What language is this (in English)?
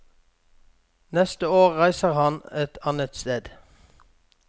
Norwegian